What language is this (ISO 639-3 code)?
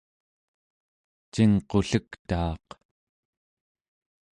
esu